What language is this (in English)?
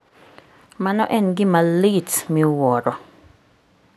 Luo (Kenya and Tanzania)